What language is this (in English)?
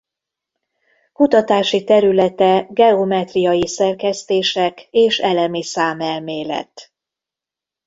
Hungarian